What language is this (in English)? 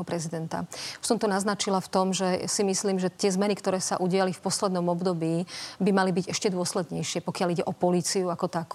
Slovak